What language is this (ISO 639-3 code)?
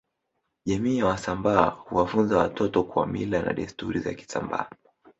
swa